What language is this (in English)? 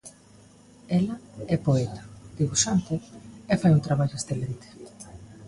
Galician